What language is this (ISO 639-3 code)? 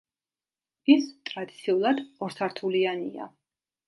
kat